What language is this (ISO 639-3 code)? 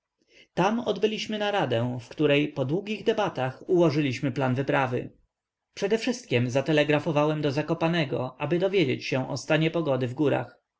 pol